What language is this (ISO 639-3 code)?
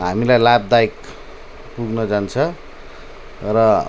nep